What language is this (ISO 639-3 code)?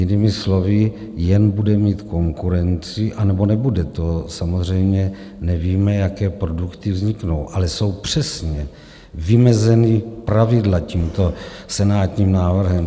ces